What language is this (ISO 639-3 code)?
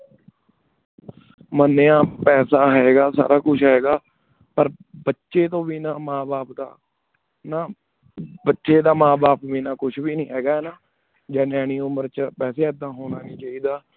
pan